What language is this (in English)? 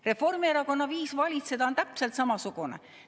Estonian